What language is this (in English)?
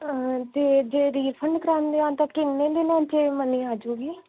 Punjabi